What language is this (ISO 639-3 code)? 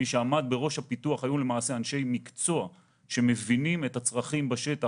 heb